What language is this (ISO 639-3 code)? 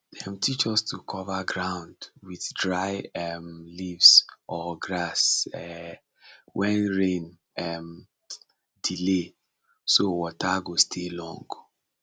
pcm